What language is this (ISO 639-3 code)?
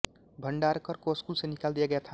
hin